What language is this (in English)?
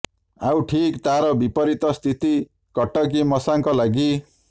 Odia